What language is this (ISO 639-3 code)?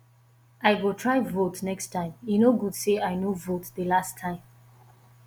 pcm